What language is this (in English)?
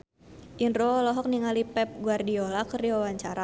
Sundanese